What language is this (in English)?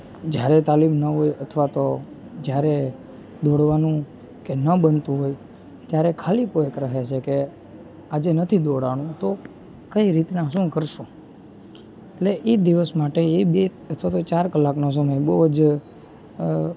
Gujarati